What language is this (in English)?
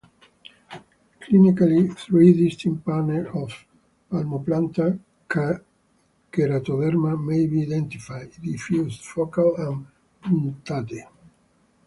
English